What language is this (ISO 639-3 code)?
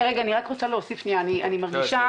heb